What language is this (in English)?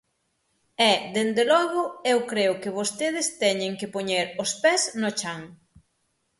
Galician